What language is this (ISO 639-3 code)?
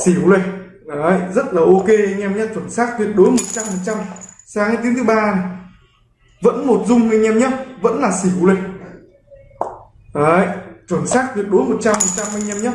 vie